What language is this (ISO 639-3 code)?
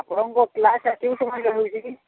ori